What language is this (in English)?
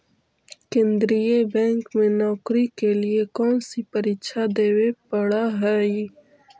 Magahi